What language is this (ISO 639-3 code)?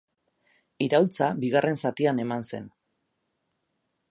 eus